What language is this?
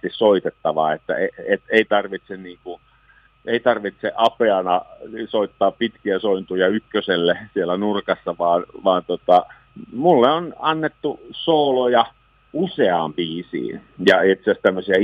Finnish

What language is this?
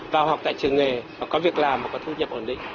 Vietnamese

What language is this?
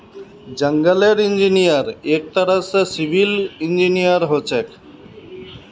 Magahi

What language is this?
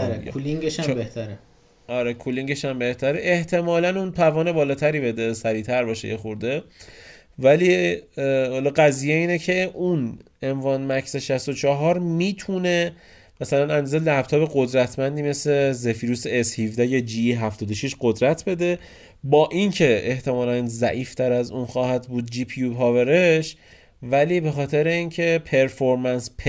Persian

